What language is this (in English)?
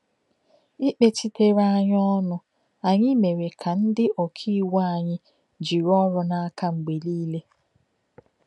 Igbo